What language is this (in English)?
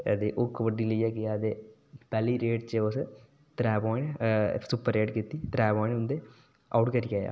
Dogri